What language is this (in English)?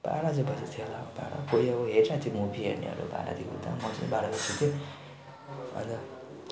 Nepali